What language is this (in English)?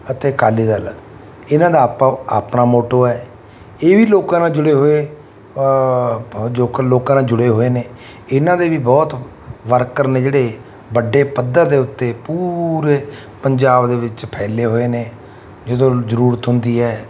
Punjabi